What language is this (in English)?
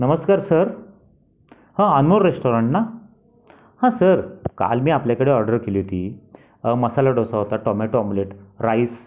Marathi